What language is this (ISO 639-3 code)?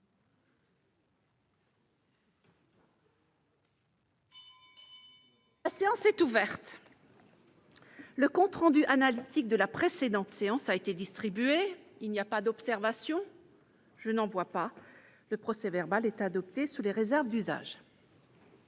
fra